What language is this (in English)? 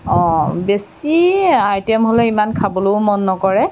Assamese